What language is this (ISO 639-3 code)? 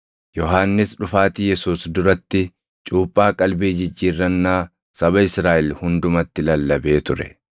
orm